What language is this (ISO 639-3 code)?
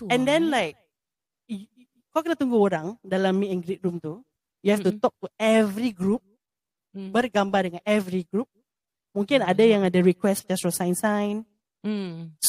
msa